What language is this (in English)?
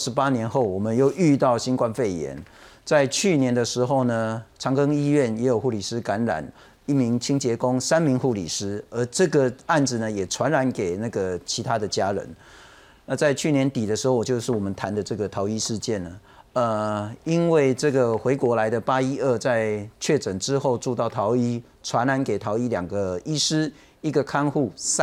Chinese